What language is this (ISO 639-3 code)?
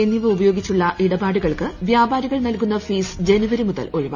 mal